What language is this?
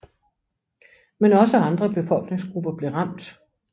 Danish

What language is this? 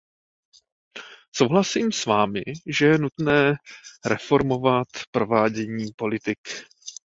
Czech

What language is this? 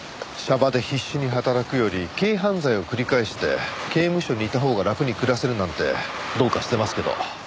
Japanese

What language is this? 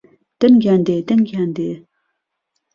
Central Kurdish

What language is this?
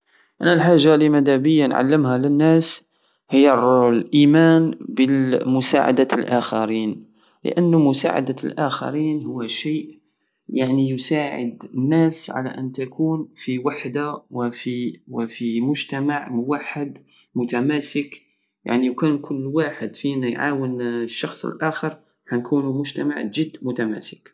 Algerian Saharan Arabic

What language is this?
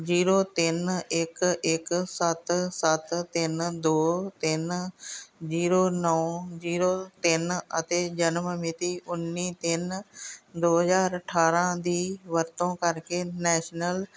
Punjabi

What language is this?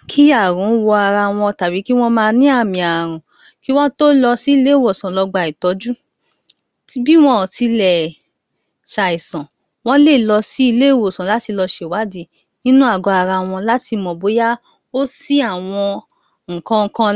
Yoruba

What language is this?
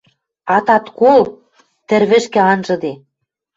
Western Mari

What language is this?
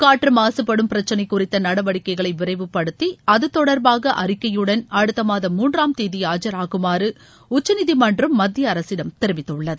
Tamil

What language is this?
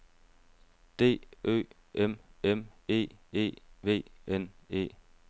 Danish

